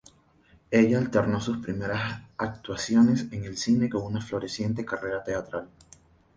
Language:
Spanish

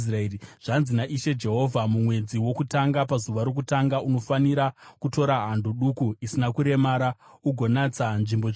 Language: Shona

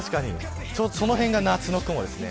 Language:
Japanese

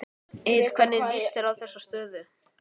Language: Icelandic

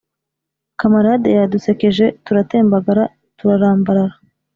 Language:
Kinyarwanda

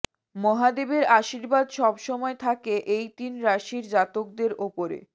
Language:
Bangla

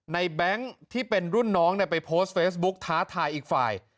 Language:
Thai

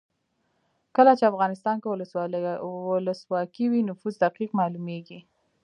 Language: Pashto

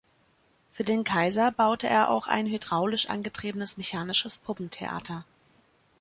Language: German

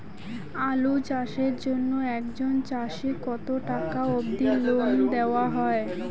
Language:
Bangla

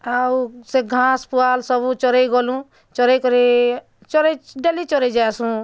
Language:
Odia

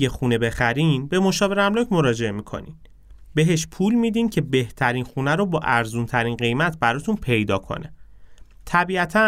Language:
Persian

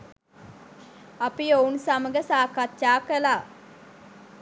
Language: Sinhala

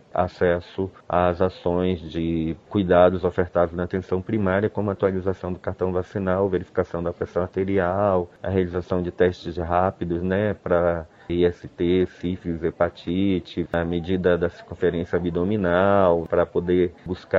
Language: Portuguese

